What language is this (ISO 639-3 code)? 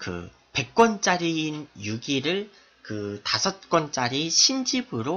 kor